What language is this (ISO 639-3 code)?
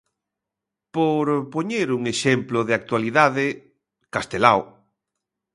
glg